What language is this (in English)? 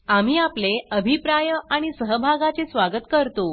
Marathi